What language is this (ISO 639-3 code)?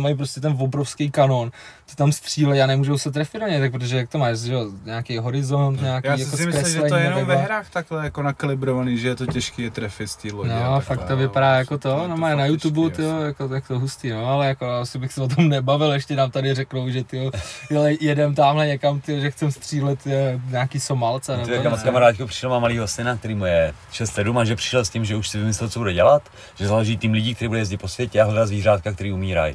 ces